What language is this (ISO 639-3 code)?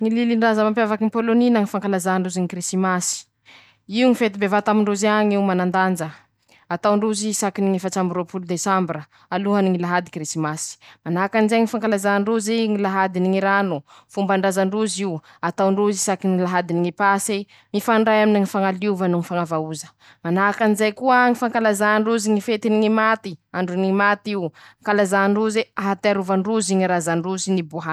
msh